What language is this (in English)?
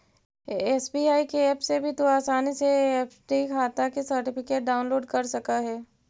Magahi